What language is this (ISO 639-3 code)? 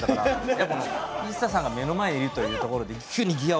jpn